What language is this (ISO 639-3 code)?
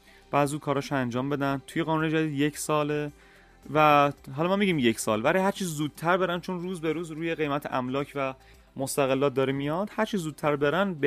fas